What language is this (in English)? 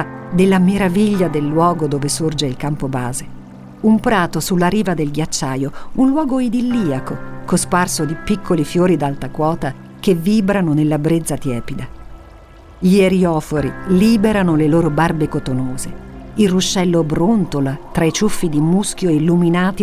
Italian